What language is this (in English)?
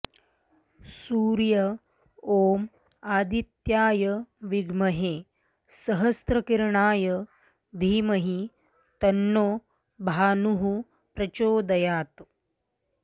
Sanskrit